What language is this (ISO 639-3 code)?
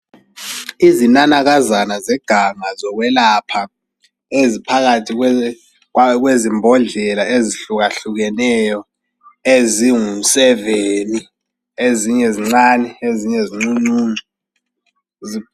nde